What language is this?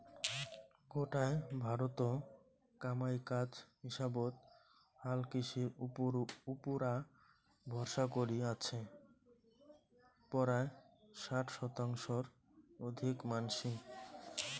Bangla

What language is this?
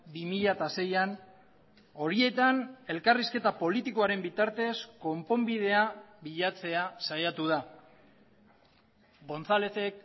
Basque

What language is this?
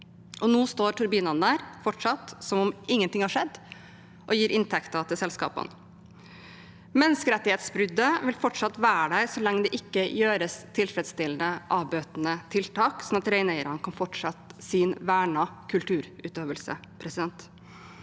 Norwegian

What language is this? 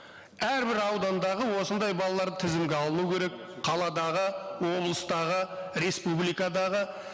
Kazakh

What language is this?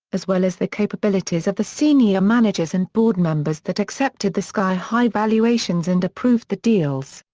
English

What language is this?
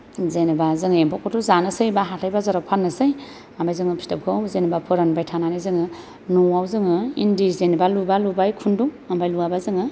Bodo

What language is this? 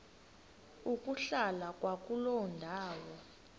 Xhosa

